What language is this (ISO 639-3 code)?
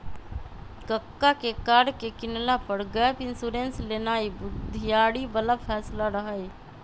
mag